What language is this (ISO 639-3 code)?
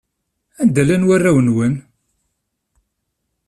kab